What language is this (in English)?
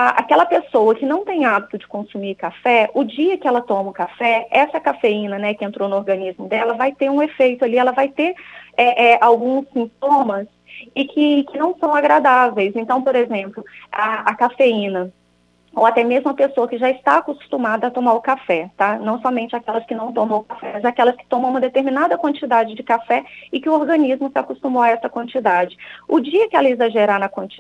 Portuguese